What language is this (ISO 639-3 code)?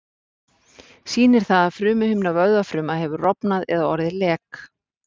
isl